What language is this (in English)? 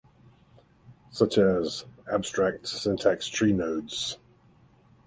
English